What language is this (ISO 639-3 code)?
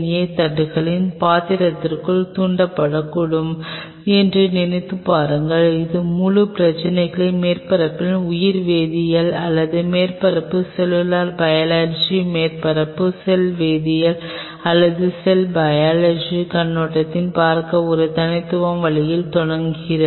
tam